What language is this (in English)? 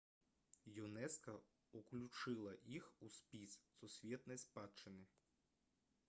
Belarusian